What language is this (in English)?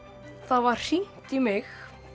Icelandic